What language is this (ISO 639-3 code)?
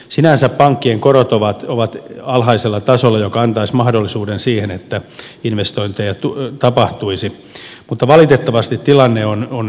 fin